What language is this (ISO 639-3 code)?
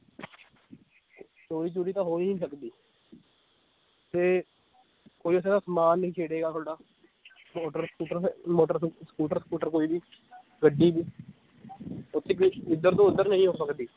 pan